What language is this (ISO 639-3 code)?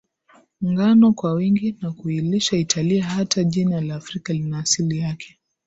swa